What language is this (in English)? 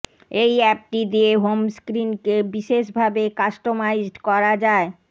Bangla